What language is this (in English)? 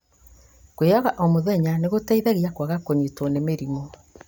Kikuyu